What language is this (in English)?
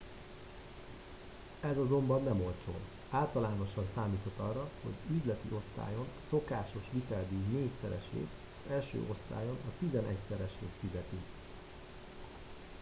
Hungarian